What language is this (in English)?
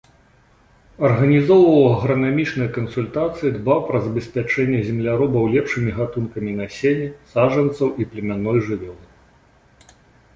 Belarusian